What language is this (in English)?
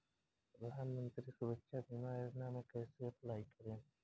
Bhojpuri